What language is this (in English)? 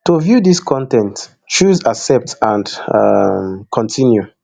Nigerian Pidgin